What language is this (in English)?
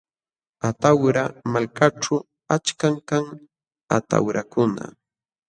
Jauja Wanca Quechua